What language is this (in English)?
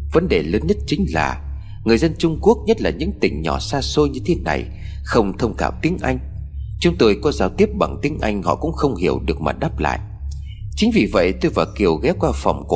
Vietnamese